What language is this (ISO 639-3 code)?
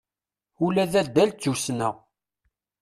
kab